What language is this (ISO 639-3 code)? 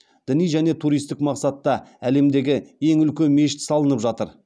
kaz